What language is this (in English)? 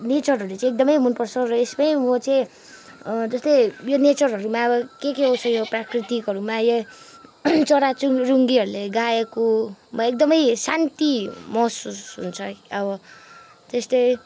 Nepali